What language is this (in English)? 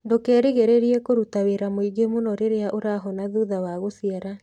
Kikuyu